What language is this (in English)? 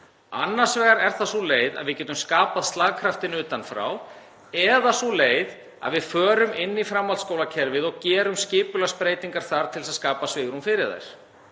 Icelandic